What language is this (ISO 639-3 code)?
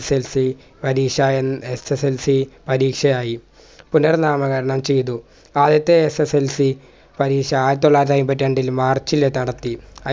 mal